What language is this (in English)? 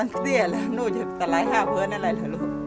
Thai